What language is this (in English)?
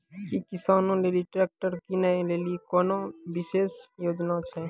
Maithili